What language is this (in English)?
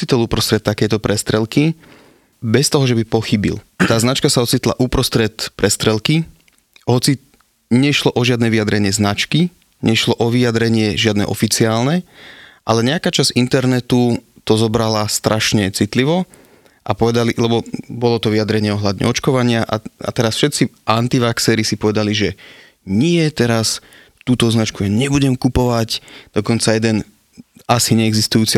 Slovak